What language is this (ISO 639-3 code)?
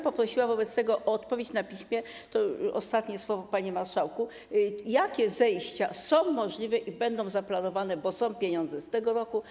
pol